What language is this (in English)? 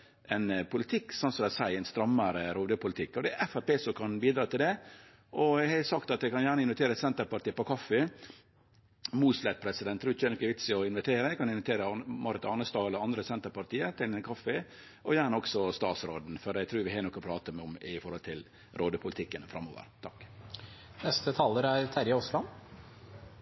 Norwegian Nynorsk